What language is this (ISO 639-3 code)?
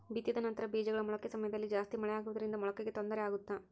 kan